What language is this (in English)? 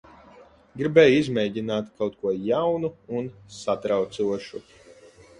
Latvian